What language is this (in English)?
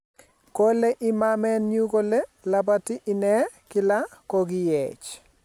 Kalenjin